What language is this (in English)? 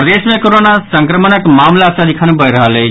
Maithili